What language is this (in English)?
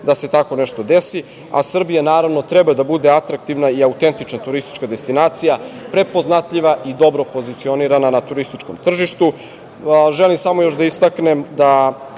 Serbian